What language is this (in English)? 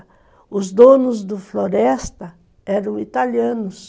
Portuguese